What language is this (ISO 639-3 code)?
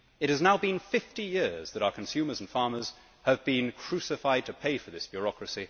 eng